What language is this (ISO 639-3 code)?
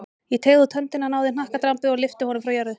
isl